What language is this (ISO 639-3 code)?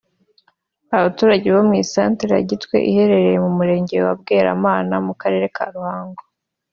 kin